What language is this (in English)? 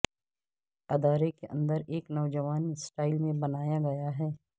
Urdu